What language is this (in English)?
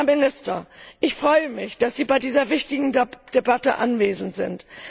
German